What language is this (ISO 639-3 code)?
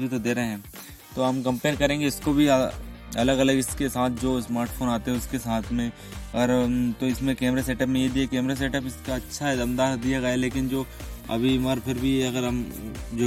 hin